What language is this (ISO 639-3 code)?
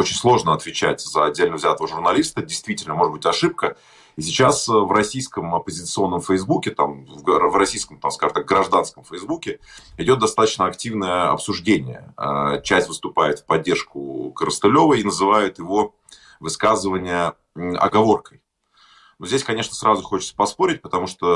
rus